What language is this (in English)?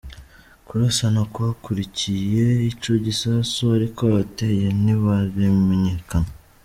Kinyarwanda